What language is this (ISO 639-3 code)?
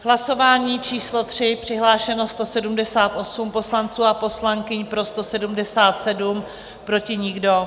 ces